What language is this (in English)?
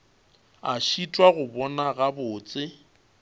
Northern Sotho